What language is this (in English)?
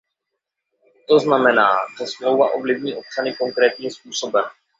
Czech